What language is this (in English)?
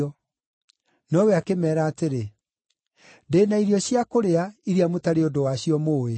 Kikuyu